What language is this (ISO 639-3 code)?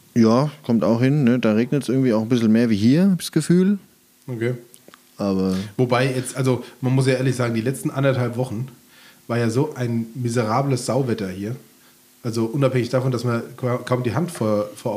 deu